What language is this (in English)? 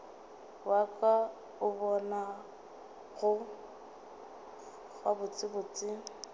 Northern Sotho